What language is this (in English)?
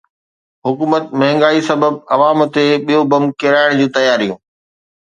Sindhi